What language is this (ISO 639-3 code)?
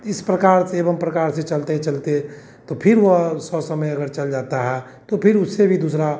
hin